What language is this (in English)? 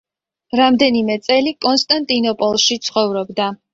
Georgian